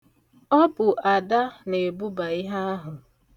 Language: Igbo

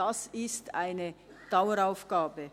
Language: Swiss German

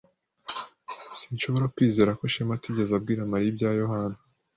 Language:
Kinyarwanda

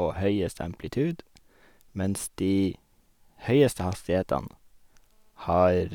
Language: Norwegian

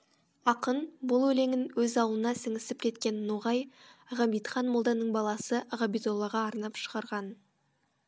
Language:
Kazakh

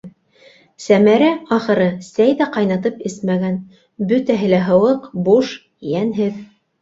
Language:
Bashkir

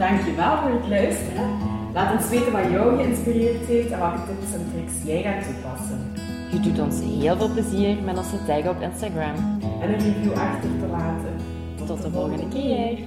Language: Dutch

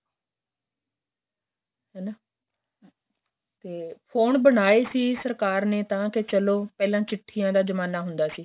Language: Punjabi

